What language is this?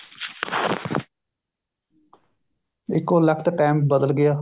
Punjabi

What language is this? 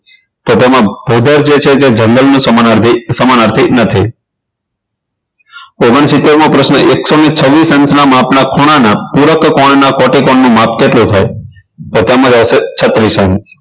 Gujarati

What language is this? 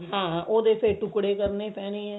Punjabi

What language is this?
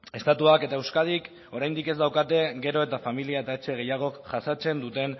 Basque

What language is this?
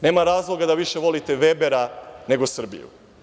Serbian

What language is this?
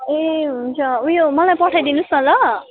Nepali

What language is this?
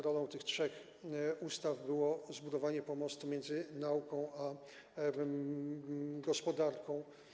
Polish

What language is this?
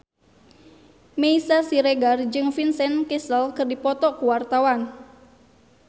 Sundanese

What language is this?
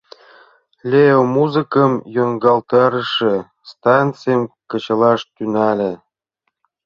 Mari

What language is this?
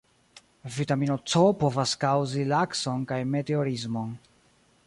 Esperanto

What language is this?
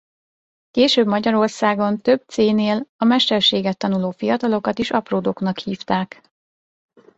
Hungarian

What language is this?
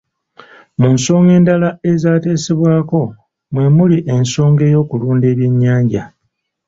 Ganda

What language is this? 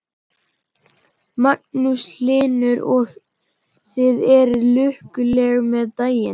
Icelandic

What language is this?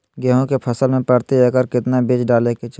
Magahi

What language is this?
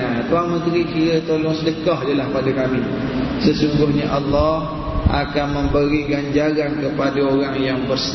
Malay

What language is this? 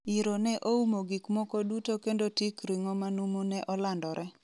Luo (Kenya and Tanzania)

